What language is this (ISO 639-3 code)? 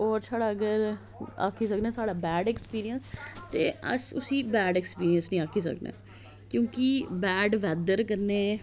doi